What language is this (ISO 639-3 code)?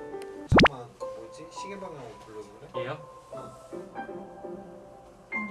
kor